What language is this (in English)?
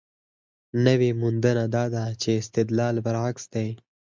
Pashto